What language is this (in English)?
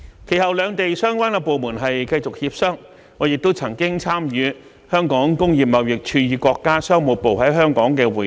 Cantonese